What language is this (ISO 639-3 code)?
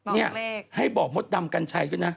tha